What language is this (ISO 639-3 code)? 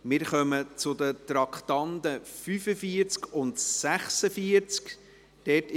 gsw